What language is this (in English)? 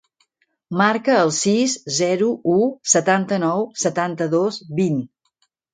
Catalan